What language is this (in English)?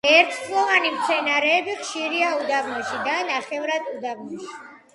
Georgian